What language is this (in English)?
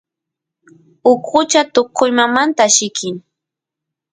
Santiago del Estero Quichua